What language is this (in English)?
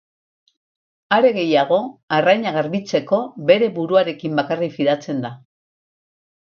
Basque